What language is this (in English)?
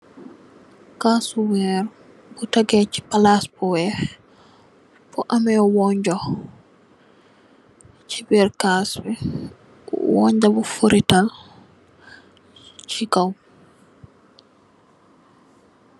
Wolof